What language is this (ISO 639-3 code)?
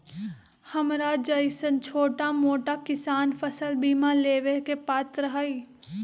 mag